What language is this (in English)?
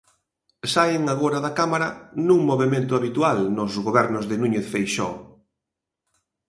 Galician